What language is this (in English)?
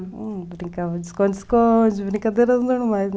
Portuguese